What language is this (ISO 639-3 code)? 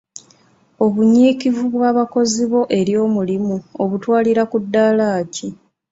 lug